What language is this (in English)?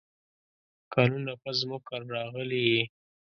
Pashto